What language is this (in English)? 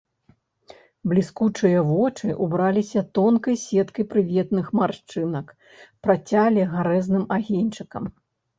Belarusian